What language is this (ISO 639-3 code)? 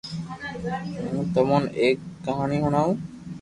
lrk